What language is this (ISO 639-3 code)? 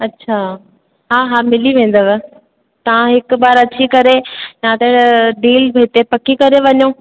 snd